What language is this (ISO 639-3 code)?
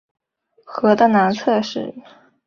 zho